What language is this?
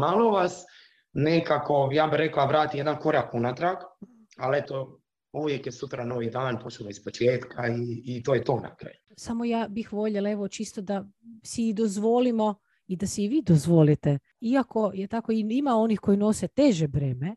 Croatian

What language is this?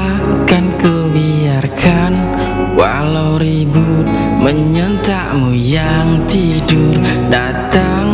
Indonesian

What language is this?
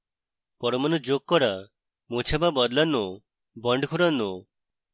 Bangla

